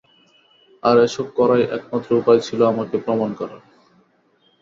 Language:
Bangla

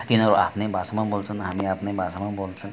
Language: Nepali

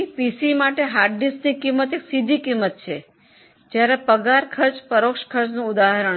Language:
Gujarati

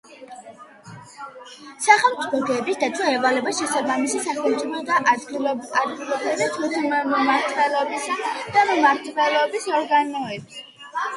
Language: Georgian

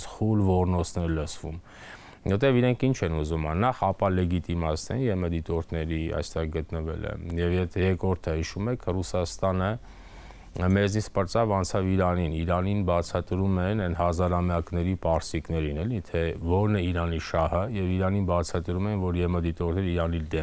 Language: Romanian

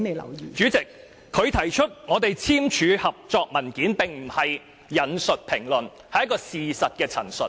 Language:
Cantonese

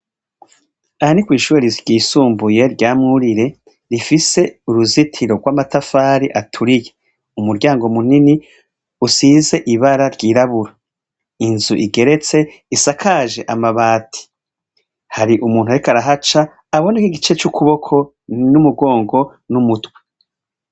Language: Rundi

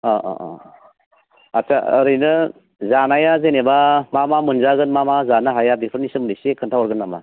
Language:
Bodo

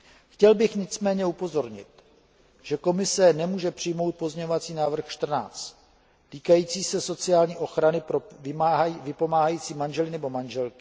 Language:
Czech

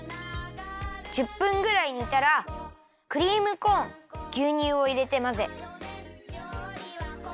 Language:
Japanese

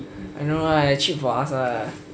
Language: English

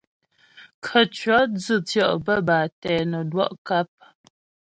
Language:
Ghomala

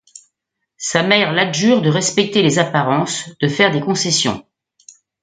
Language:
French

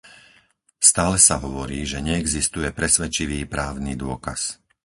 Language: Slovak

